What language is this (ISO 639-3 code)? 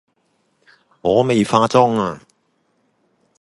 yue